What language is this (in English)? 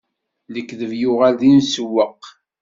Kabyle